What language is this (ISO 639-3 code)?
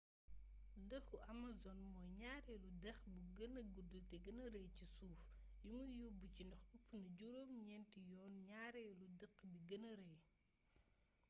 wol